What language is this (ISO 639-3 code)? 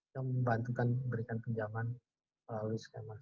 ind